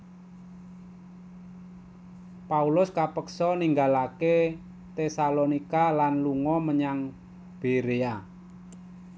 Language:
Javanese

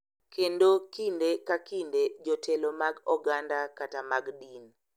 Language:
Luo (Kenya and Tanzania)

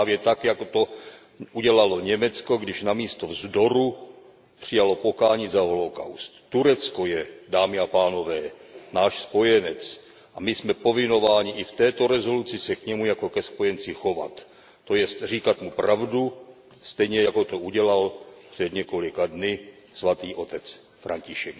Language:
Czech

